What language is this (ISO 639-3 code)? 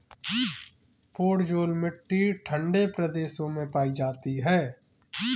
hin